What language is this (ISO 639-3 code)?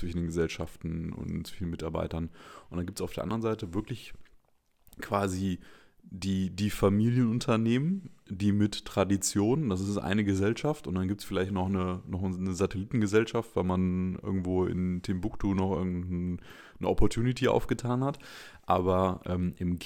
deu